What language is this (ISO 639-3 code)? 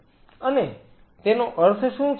guj